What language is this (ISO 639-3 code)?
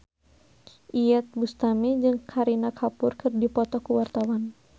sun